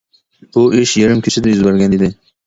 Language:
Uyghur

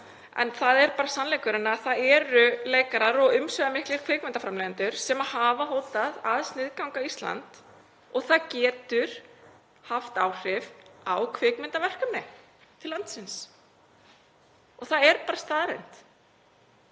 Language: Icelandic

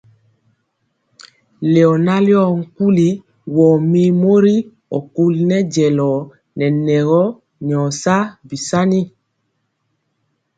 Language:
Mpiemo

